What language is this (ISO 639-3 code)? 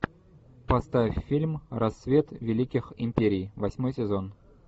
rus